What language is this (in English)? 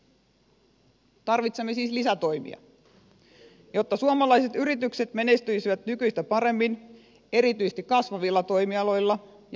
Finnish